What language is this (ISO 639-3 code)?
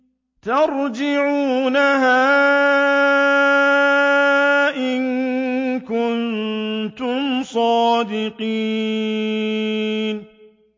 ara